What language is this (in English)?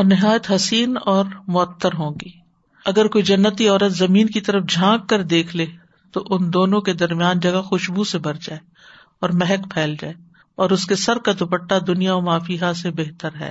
Urdu